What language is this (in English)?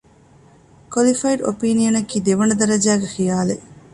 Divehi